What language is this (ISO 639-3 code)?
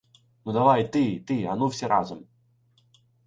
ukr